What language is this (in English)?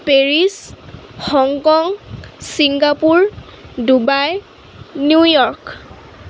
Assamese